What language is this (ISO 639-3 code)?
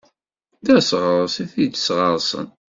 kab